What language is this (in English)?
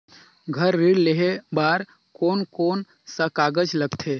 Chhattisgarhi